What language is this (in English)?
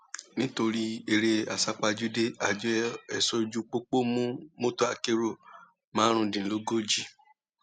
Yoruba